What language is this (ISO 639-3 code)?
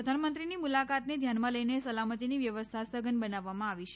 guj